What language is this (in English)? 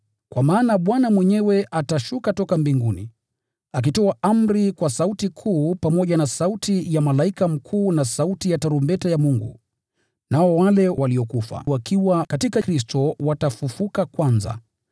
Swahili